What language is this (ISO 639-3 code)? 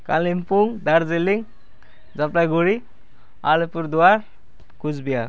nep